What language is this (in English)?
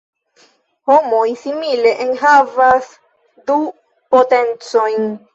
Esperanto